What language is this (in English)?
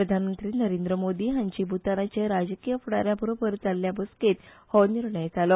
Konkani